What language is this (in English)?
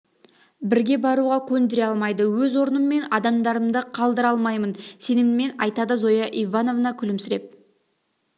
Kazakh